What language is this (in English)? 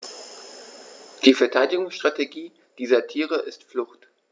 German